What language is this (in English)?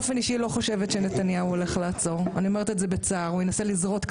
Hebrew